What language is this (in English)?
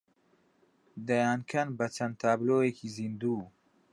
Central Kurdish